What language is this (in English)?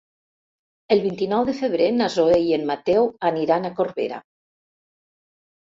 Catalan